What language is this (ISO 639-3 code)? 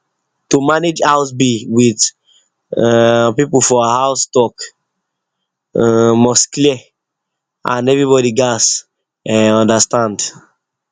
pcm